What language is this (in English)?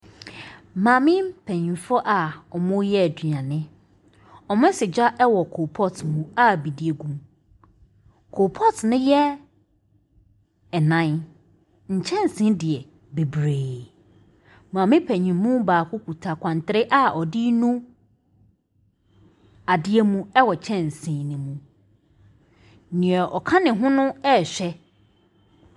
Akan